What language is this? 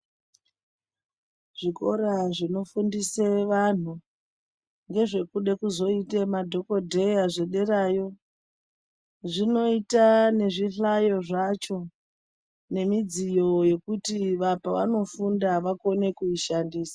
Ndau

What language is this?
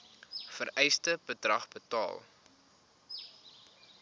Afrikaans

